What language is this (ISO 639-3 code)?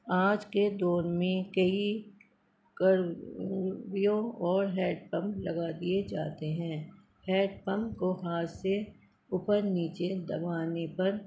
urd